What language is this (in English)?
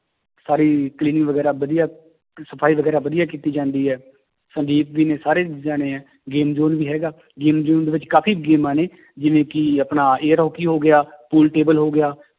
Punjabi